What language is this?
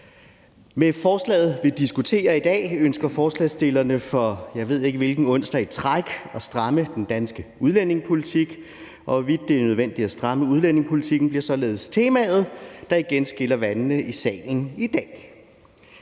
Danish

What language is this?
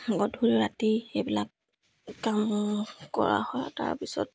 Assamese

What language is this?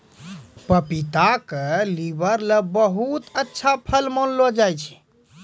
Maithili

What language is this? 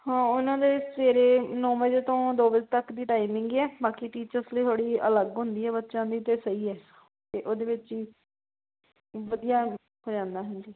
Punjabi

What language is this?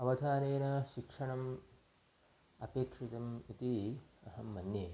Sanskrit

